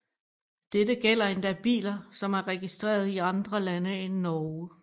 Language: Danish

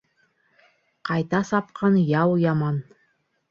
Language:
Bashkir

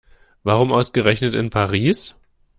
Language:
German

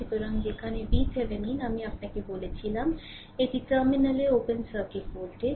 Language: Bangla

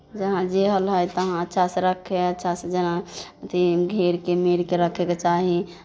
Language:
Maithili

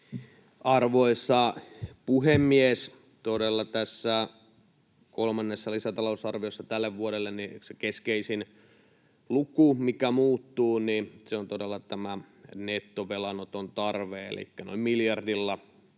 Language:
Finnish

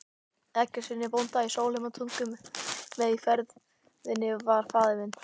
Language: Icelandic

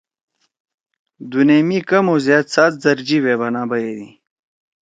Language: Torwali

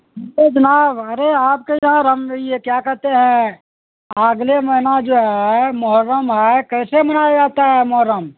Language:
Urdu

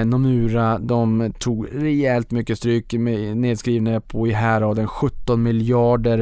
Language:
Swedish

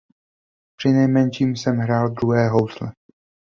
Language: Czech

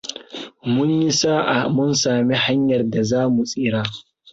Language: Hausa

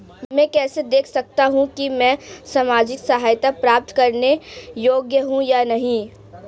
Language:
Hindi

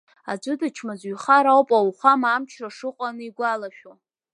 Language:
Abkhazian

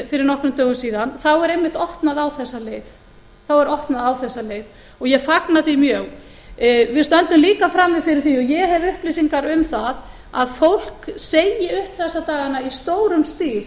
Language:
Icelandic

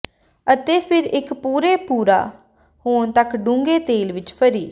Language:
Punjabi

